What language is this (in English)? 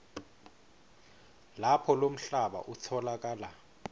Swati